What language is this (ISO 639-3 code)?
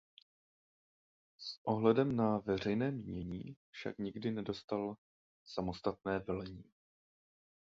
ces